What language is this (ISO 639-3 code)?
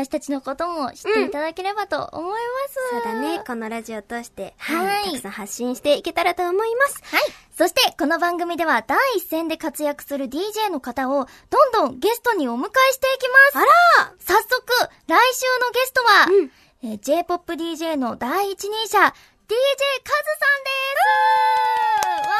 jpn